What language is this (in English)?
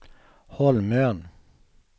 Swedish